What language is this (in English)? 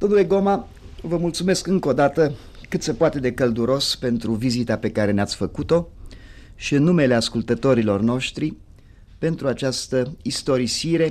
Romanian